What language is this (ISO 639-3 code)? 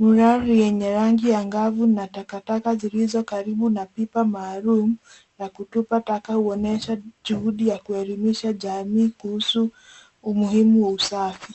swa